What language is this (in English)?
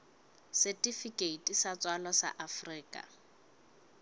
Southern Sotho